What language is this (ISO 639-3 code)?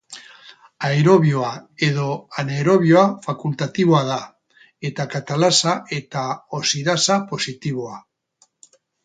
eus